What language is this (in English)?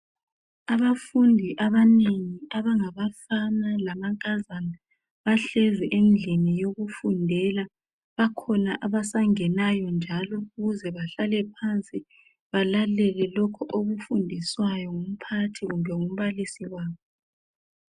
North Ndebele